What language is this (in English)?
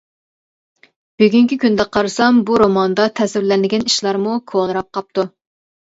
Uyghur